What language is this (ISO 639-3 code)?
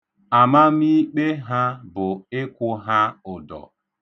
ibo